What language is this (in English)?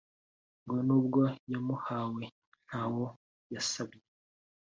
Kinyarwanda